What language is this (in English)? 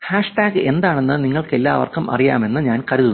Malayalam